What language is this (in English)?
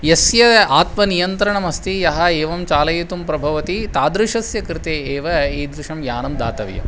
Sanskrit